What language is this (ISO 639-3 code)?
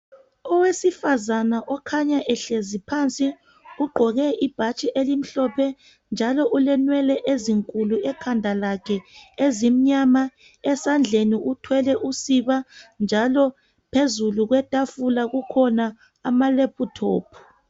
nde